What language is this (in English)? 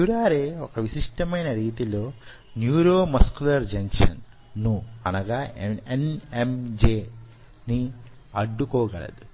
Telugu